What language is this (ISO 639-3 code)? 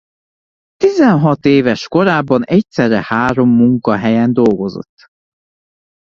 hun